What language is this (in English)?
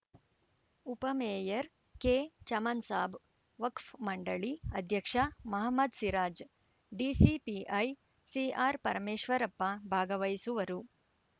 Kannada